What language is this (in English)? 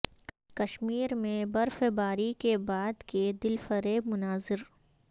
Urdu